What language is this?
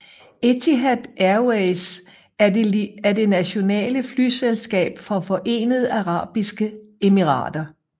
Danish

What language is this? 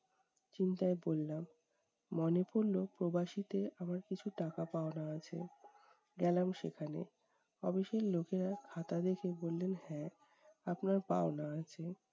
Bangla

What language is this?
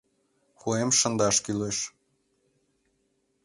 Mari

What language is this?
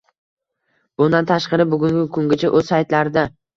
Uzbek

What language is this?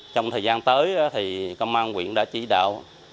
Vietnamese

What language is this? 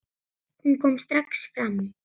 Icelandic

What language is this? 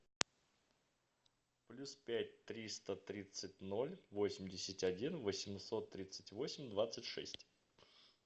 Russian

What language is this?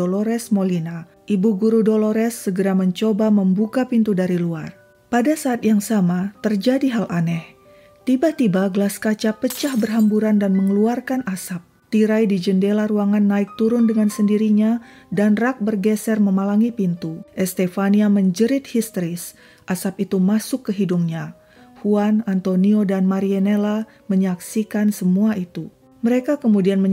Indonesian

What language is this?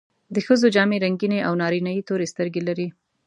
Pashto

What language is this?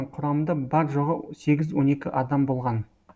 Kazakh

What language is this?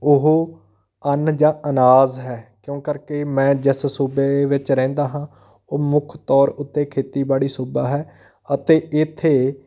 Punjabi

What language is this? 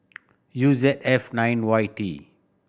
English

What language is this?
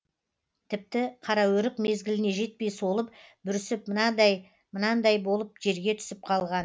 Kazakh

